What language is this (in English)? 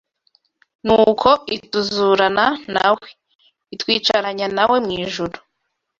Kinyarwanda